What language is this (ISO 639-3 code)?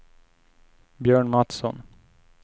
swe